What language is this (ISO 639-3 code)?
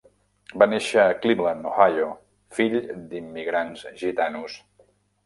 cat